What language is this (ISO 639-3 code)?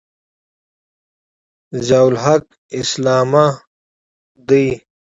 pus